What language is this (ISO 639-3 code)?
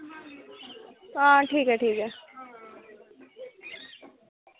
doi